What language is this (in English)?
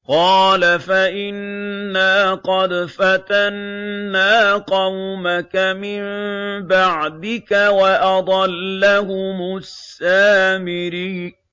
Arabic